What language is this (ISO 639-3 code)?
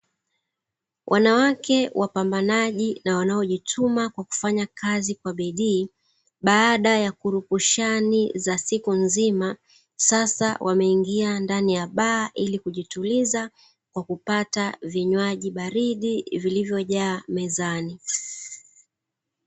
swa